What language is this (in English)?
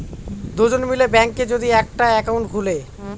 Bangla